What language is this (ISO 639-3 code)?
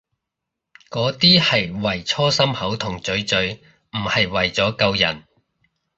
yue